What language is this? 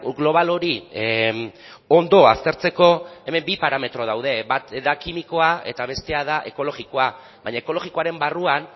Basque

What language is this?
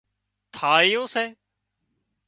Wadiyara Koli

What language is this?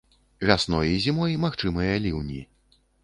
Belarusian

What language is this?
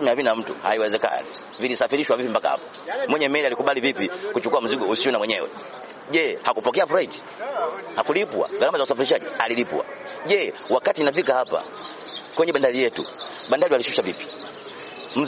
Swahili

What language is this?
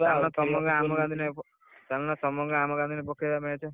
Odia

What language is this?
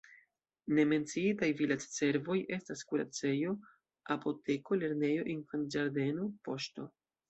Esperanto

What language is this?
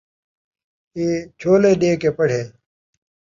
Saraiki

